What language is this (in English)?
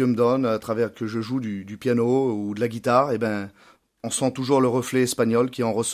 French